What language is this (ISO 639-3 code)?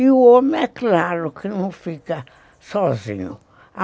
por